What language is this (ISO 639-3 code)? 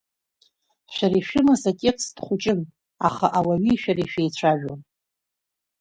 abk